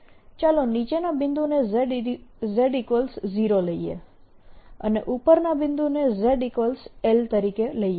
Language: Gujarati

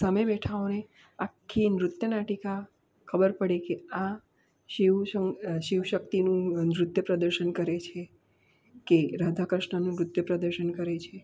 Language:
Gujarati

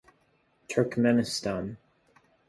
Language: Indonesian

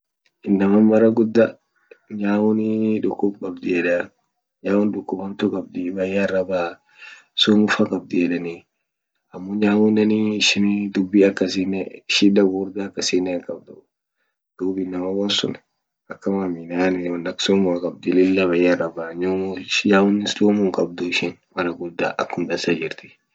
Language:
Orma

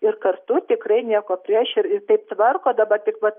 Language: Lithuanian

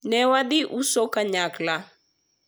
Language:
Luo (Kenya and Tanzania)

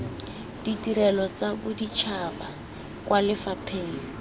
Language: Tswana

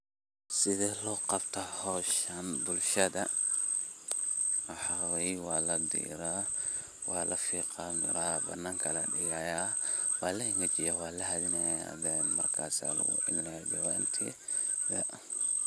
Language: Somali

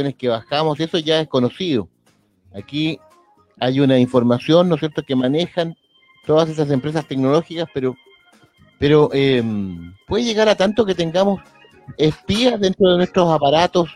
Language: Spanish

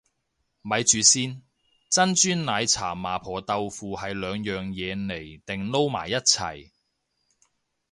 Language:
Cantonese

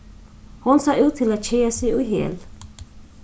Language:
Faroese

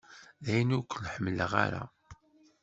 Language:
Kabyle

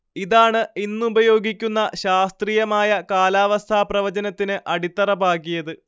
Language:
Malayalam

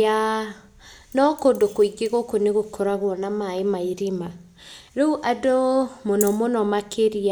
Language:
Kikuyu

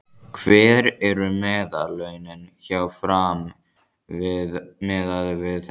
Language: Icelandic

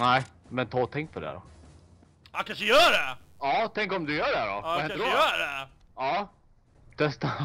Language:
Swedish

